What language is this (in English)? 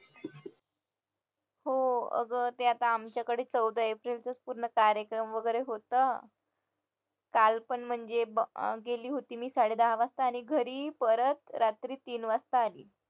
Marathi